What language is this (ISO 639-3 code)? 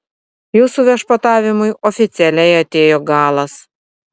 lit